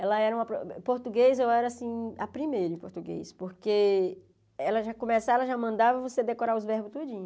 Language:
Portuguese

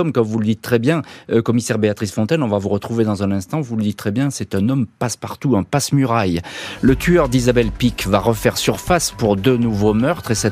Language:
French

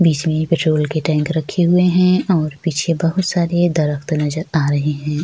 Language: Hindi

